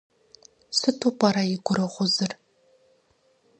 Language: Kabardian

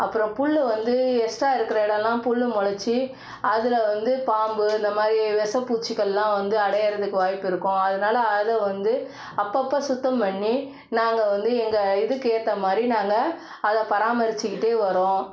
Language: Tamil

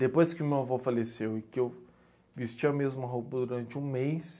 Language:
Portuguese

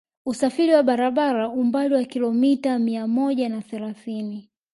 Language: Swahili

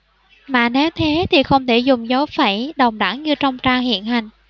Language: Vietnamese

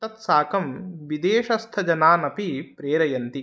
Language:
Sanskrit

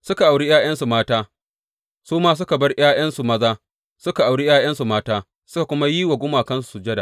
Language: Hausa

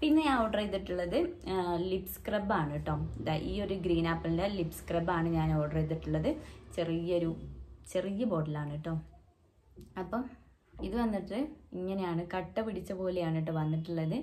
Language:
Malayalam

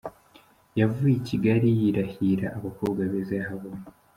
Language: Kinyarwanda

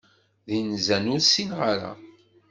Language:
Kabyle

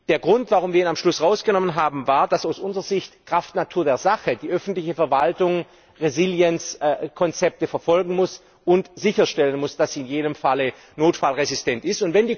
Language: German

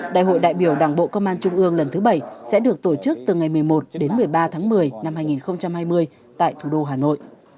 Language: Vietnamese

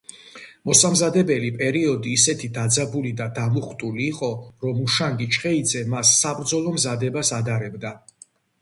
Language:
Georgian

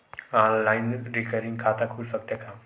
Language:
Chhattisgarhi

